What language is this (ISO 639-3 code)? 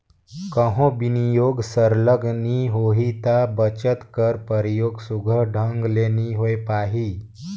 hne